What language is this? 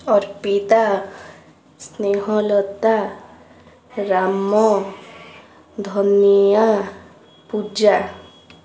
Odia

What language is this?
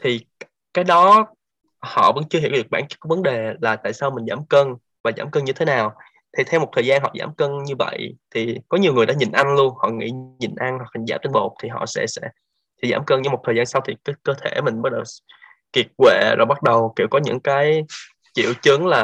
Vietnamese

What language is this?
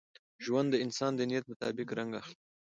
Pashto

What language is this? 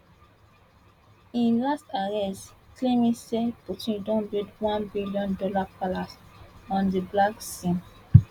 Nigerian Pidgin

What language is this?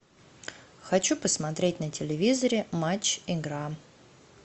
Russian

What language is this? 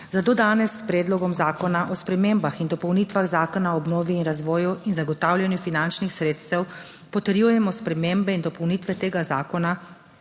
Slovenian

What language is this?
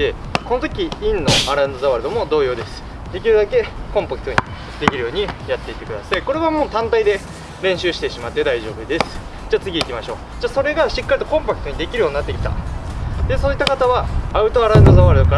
Japanese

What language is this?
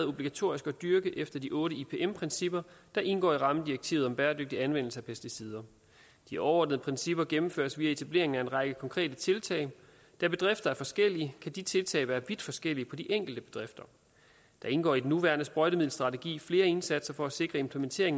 Danish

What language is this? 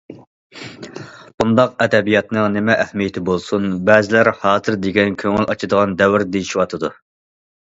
Uyghur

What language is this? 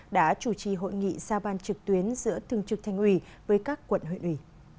Vietnamese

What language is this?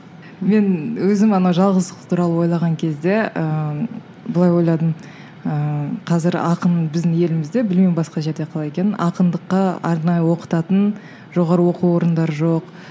Kazakh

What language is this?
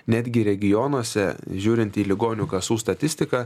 Lithuanian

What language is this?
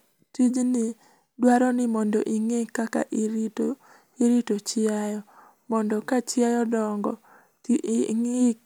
Luo (Kenya and Tanzania)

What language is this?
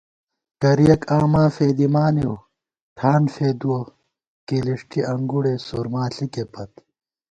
Gawar-Bati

